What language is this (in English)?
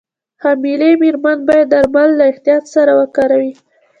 Pashto